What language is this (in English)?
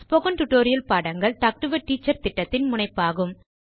Tamil